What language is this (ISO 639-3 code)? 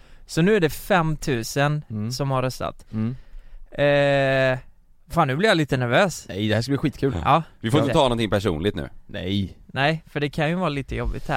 swe